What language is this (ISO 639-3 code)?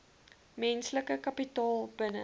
afr